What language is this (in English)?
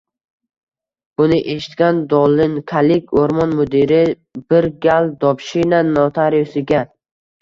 Uzbek